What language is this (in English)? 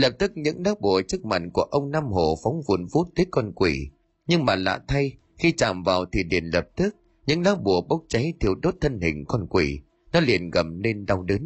Vietnamese